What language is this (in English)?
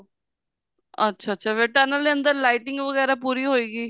Punjabi